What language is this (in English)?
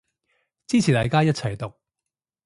Cantonese